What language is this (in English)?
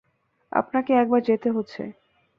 Bangla